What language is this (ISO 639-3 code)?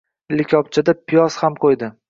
uzb